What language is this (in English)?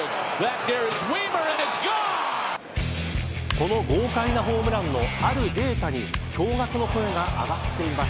Japanese